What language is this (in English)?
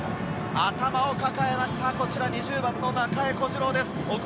Japanese